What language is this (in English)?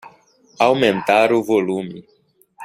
Portuguese